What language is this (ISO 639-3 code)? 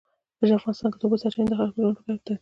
pus